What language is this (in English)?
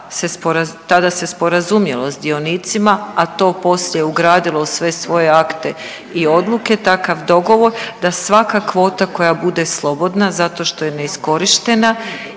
Croatian